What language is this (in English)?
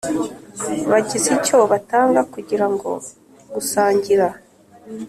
Kinyarwanda